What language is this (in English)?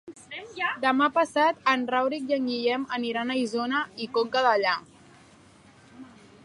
Catalan